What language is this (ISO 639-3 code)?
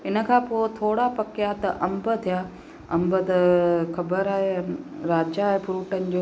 snd